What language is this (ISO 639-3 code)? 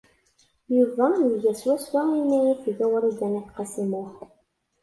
kab